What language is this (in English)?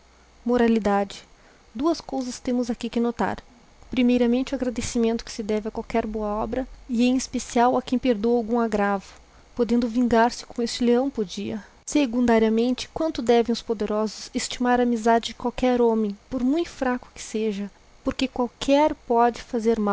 Portuguese